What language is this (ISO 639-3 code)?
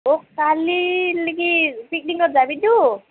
asm